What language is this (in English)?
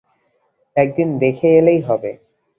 Bangla